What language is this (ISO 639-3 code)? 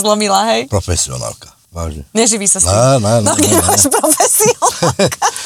slk